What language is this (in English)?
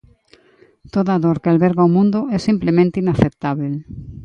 Galician